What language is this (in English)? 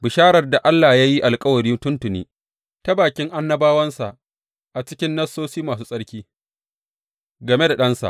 Hausa